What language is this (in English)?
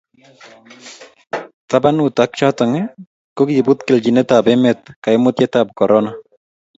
Kalenjin